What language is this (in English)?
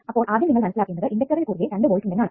Malayalam